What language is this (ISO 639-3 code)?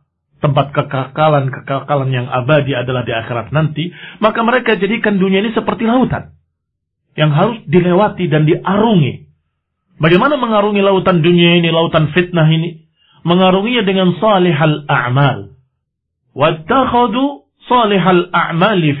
ind